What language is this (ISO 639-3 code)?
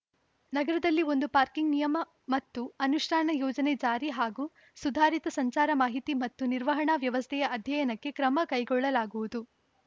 kan